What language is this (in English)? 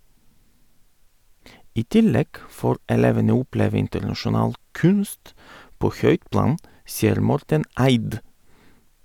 Norwegian